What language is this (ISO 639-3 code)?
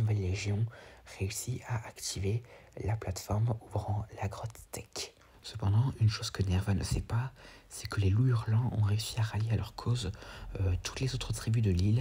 fra